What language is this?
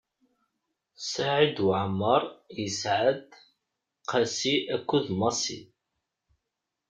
Kabyle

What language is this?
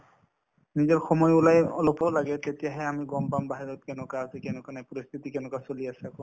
Assamese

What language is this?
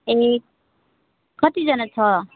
Nepali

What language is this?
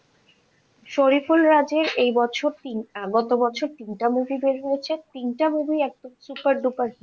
Bangla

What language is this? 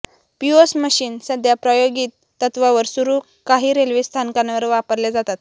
Marathi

